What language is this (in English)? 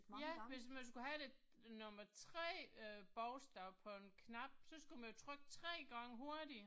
Danish